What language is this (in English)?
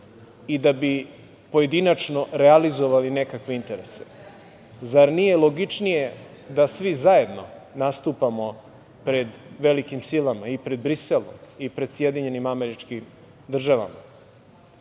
Serbian